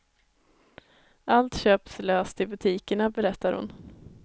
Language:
Swedish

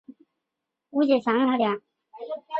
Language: Chinese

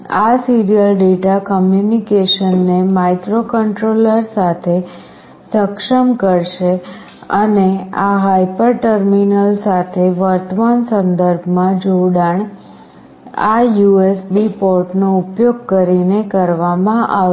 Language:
Gujarati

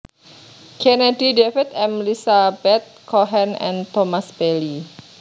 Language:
Javanese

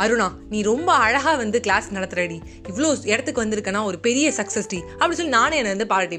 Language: Tamil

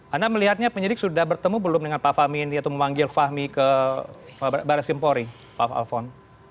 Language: Indonesian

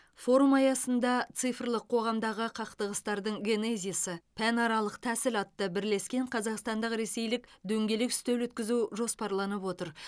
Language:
Kazakh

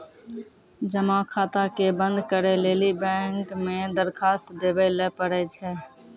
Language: Maithili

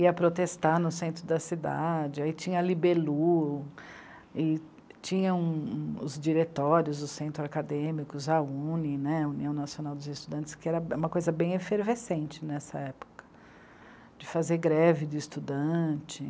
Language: Portuguese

